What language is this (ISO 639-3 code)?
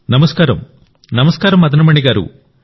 tel